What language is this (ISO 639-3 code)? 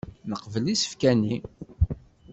kab